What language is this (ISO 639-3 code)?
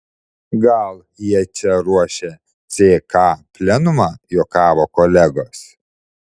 lit